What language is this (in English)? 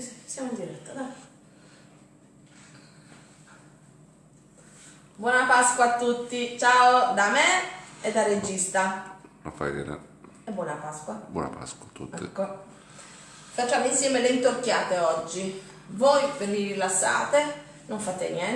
Italian